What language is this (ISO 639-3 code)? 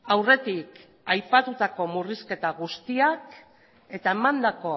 eus